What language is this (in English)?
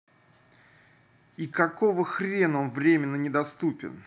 Russian